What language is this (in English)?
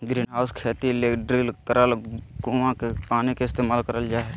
Magahi